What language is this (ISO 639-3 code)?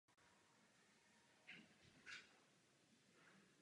ces